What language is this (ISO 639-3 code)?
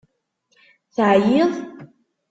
kab